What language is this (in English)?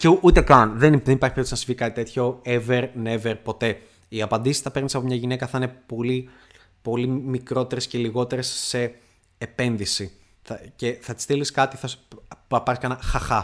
Greek